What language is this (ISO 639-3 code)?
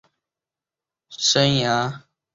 zho